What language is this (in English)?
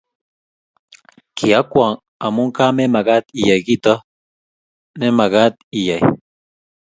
Kalenjin